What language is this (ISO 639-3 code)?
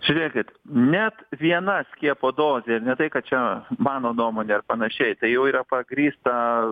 lit